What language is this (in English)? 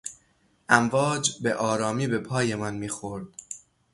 Persian